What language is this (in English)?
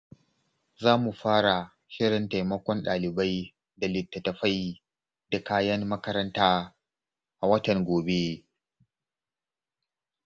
Hausa